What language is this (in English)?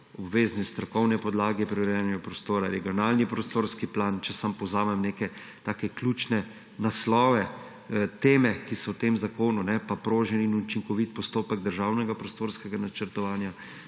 Slovenian